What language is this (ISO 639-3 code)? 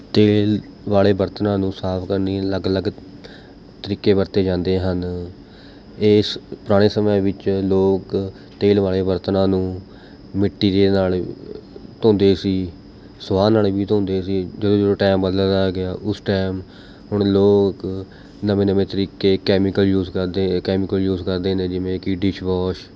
pan